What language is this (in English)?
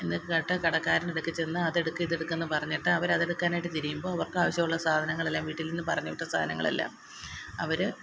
Malayalam